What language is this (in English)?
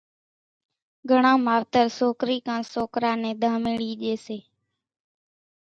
Kachi Koli